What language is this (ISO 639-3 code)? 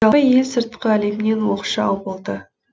kaz